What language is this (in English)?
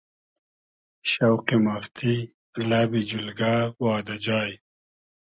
Hazaragi